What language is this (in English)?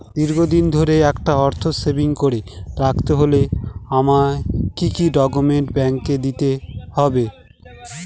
Bangla